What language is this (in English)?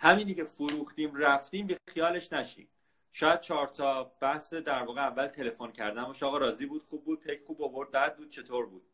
Persian